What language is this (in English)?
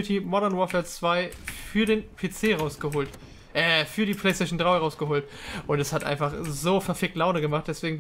German